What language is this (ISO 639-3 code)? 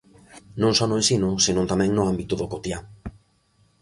glg